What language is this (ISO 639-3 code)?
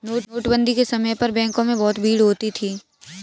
hin